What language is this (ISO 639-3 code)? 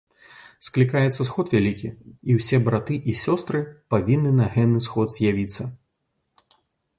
bel